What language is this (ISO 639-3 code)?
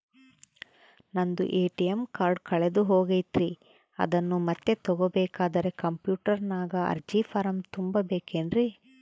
kan